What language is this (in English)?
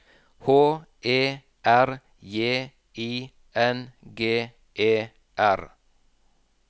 Norwegian